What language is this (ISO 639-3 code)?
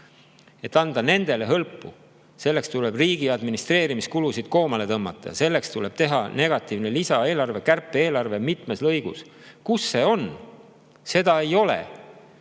est